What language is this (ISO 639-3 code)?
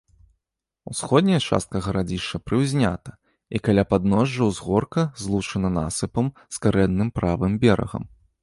bel